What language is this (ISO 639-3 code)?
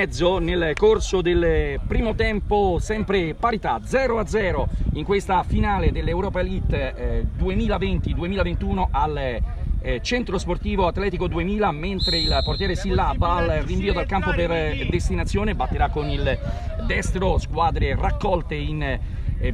ita